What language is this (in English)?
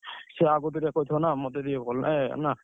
Odia